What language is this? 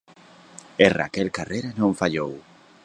Galician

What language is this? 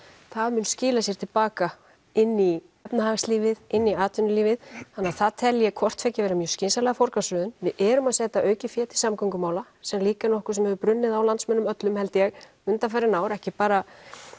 Icelandic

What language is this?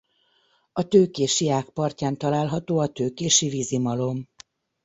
Hungarian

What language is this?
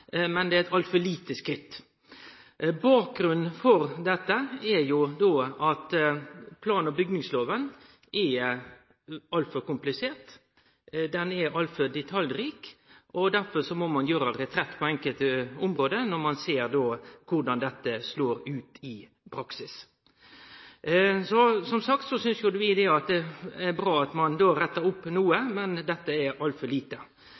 Norwegian Nynorsk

